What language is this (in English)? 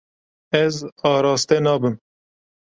Kurdish